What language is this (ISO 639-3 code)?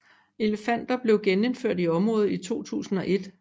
dan